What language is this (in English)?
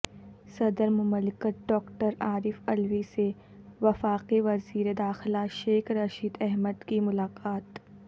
Urdu